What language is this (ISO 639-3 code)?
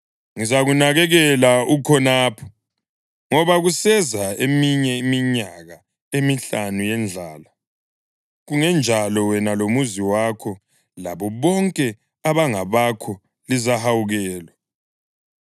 nde